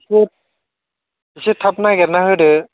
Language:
Bodo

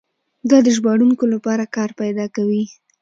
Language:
Pashto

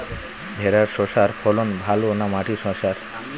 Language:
Bangla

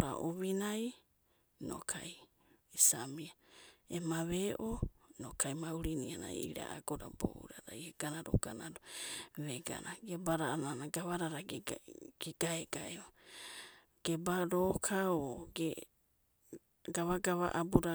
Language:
Abadi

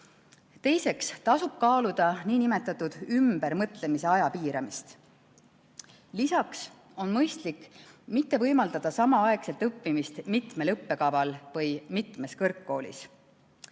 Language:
Estonian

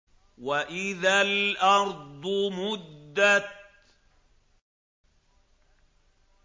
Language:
Arabic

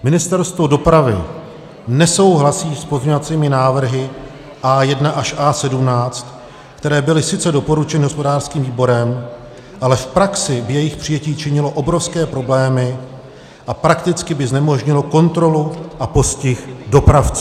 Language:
Czech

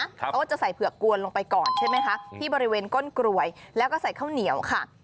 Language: Thai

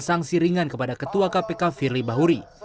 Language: Indonesian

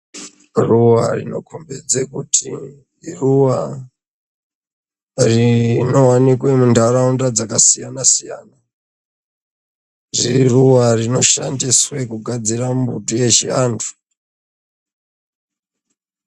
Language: Ndau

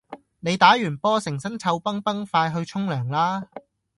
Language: Cantonese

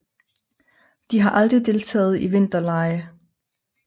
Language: Danish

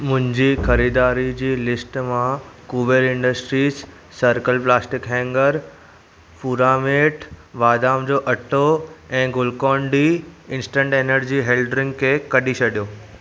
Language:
Sindhi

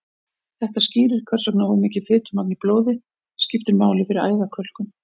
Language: Icelandic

